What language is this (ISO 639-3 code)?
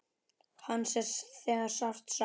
isl